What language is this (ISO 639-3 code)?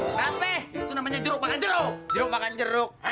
ind